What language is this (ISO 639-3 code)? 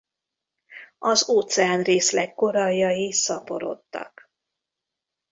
hun